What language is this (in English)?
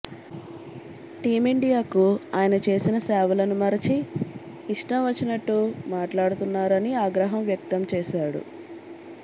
Telugu